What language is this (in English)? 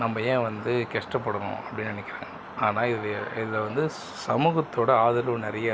Tamil